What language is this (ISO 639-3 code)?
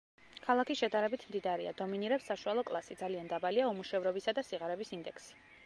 kat